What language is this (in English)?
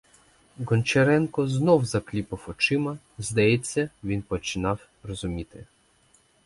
Ukrainian